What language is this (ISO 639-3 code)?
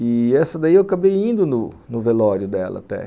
por